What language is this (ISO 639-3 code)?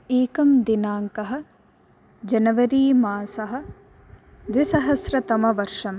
san